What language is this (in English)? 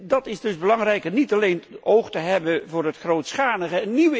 Dutch